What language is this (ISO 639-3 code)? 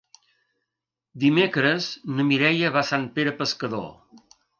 cat